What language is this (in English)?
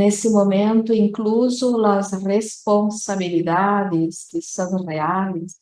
Portuguese